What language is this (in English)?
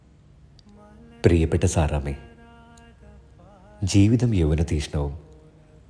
Malayalam